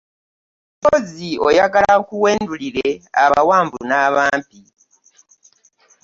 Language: Ganda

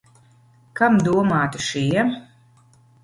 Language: Latvian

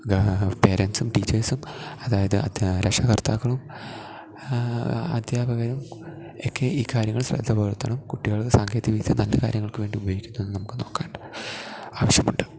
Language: Malayalam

